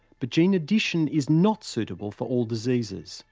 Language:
English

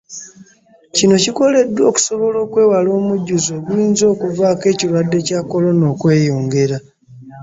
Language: Ganda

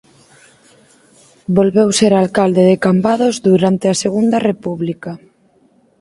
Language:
Galician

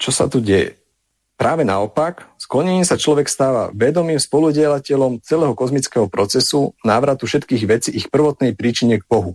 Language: Slovak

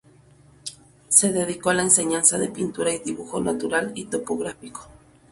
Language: Spanish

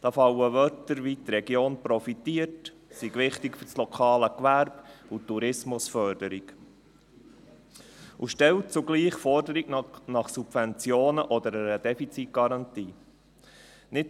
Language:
Swiss German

